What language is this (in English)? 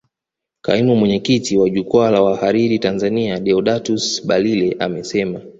Swahili